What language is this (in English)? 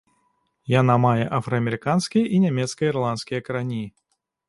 Belarusian